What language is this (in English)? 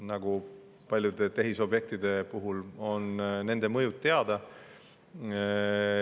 Estonian